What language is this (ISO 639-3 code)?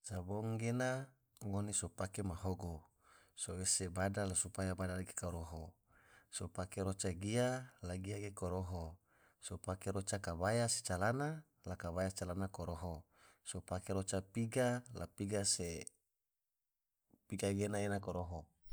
tvo